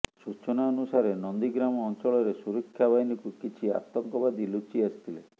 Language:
Odia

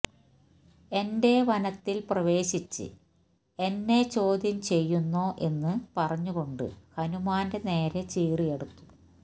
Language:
Malayalam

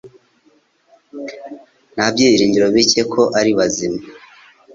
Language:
Kinyarwanda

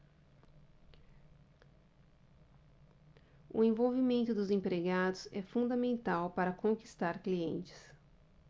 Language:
Portuguese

